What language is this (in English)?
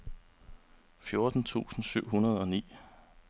Danish